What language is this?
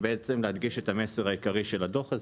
Hebrew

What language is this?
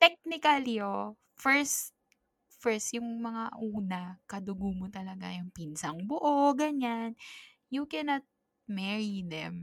Filipino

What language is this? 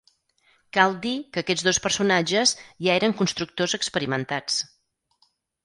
Catalan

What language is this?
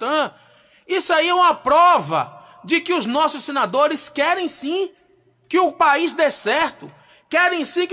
Portuguese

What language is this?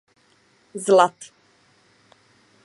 Czech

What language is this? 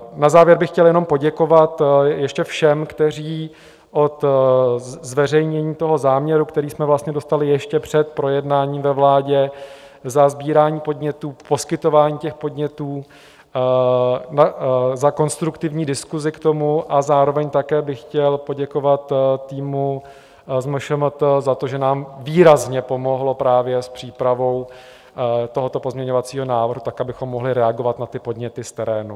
Czech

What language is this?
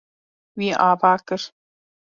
Kurdish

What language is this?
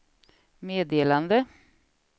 Swedish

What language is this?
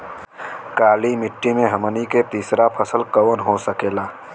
Bhojpuri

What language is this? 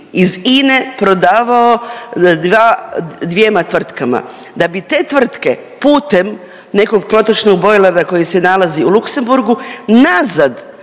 Croatian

